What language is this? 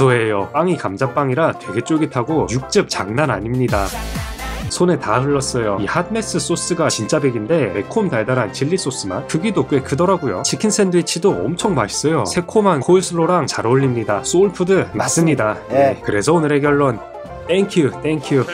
Korean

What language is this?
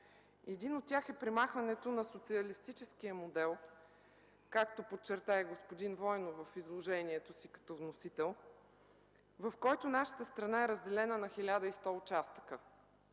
Bulgarian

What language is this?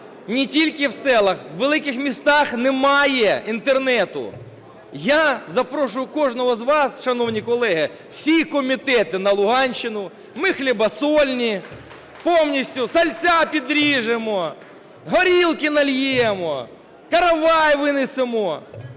Ukrainian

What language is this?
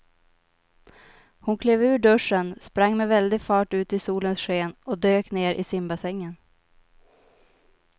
Swedish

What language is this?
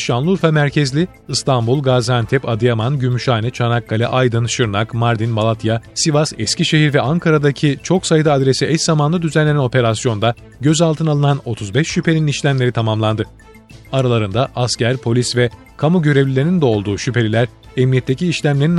Turkish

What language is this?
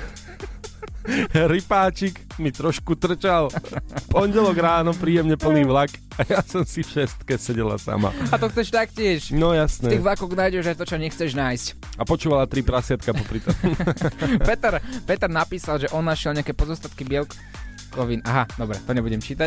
Slovak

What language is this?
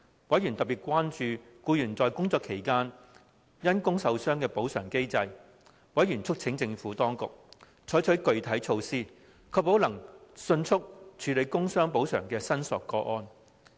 Cantonese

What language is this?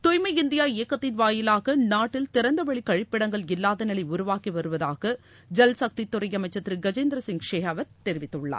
Tamil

